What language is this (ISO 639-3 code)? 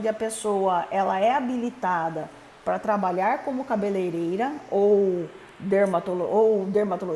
por